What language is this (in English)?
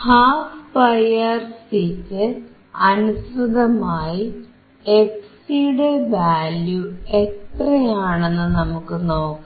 Malayalam